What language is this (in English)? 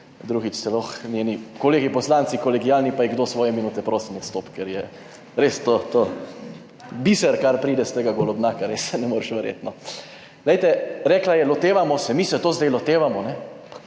Slovenian